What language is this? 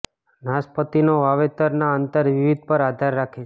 Gujarati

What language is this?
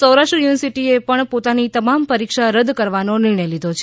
Gujarati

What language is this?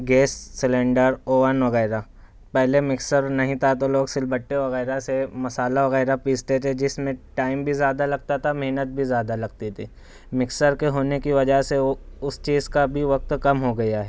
Urdu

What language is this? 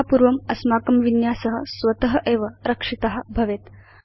Sanskrit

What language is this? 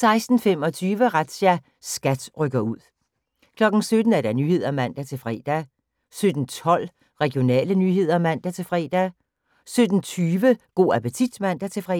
Danish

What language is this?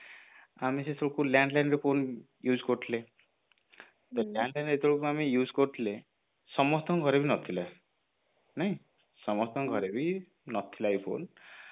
Odia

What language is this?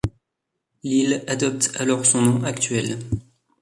French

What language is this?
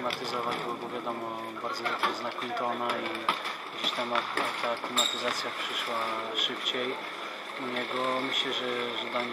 Polish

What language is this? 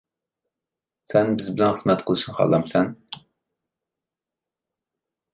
Uyghur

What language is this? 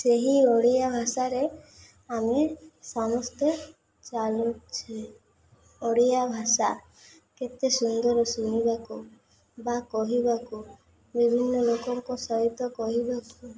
Odia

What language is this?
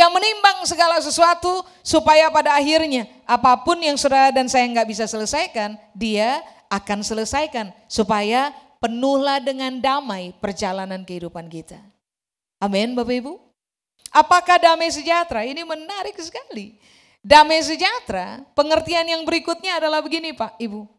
Indonesian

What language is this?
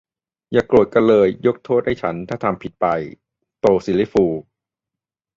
Thai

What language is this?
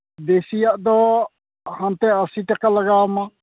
Santali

